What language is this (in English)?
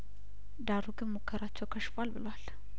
Amharic